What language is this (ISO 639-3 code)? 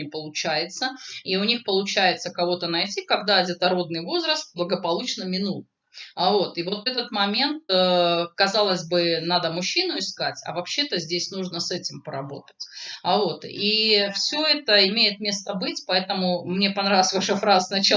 rus